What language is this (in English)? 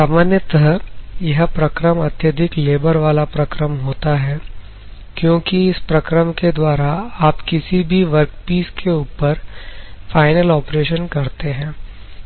Hindi